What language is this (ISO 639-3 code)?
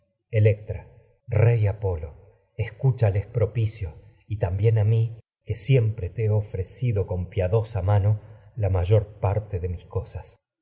spa